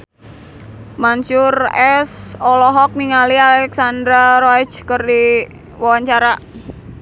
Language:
Sundanese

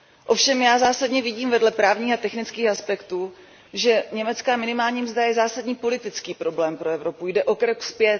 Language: Czech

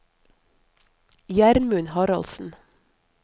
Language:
Norwegian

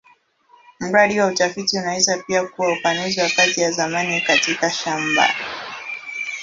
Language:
Swahili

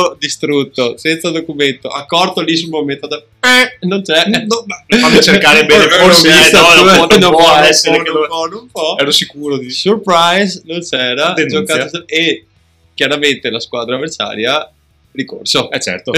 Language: Italian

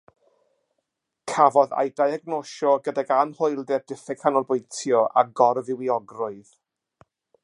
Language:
Welsh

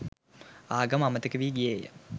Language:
Sinhala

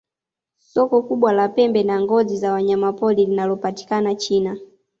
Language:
Swahili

